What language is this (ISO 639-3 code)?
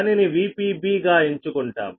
tel